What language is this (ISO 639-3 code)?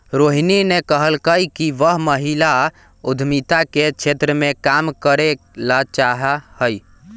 mag